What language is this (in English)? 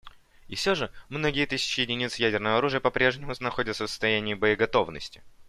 Russian